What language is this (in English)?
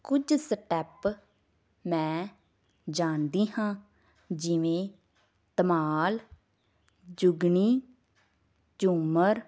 Punjabi